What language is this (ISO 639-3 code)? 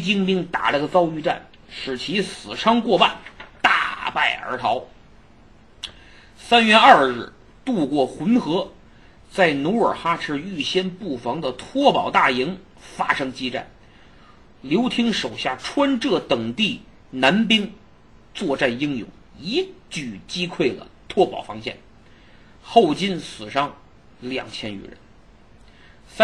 zho